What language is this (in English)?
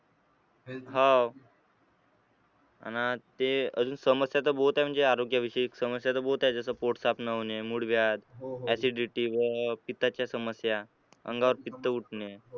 Marathi